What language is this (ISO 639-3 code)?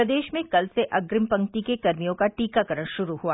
hin